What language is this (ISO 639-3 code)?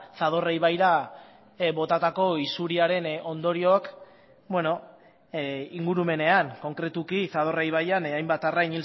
eus